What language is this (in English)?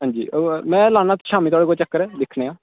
Dogri